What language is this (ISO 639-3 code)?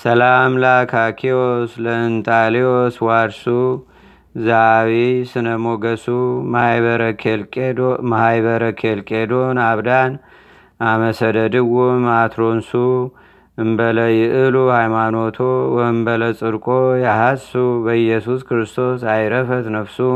amh